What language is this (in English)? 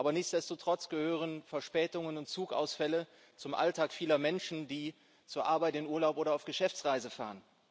German